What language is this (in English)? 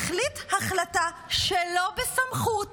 Hebrew